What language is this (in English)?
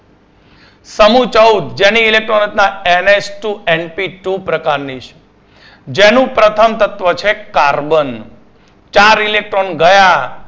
Gujarati